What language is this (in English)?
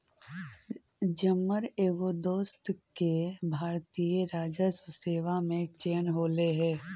Magahi